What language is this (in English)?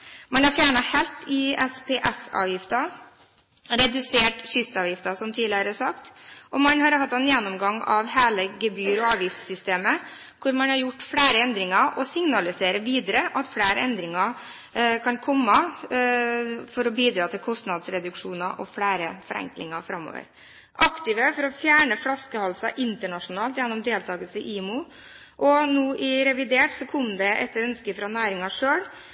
Norwegian Bokmål